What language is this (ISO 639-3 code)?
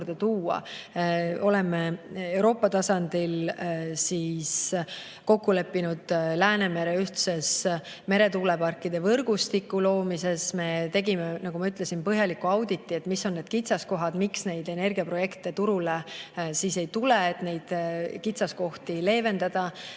est